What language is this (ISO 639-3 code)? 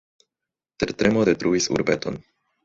epo